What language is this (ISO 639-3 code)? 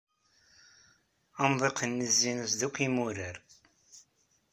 kab